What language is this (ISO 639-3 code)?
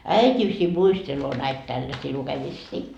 fin